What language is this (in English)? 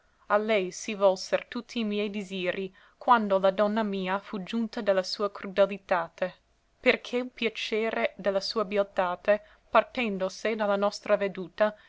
Italian